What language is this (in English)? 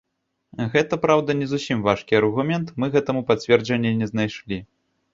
Belarusian